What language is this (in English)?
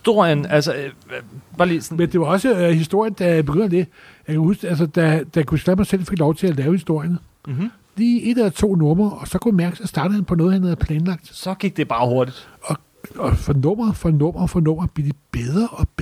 Danish